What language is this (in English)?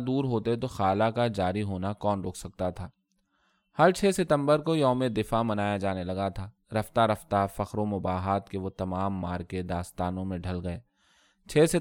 Urdu